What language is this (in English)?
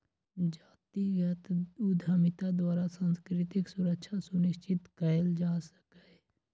Magahi